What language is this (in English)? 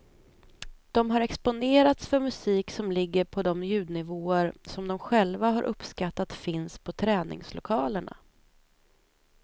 Swedish